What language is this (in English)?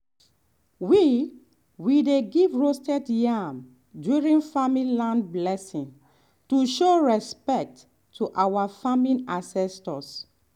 Nigerian Pidgin